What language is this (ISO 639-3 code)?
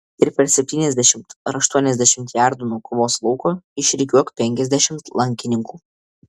lit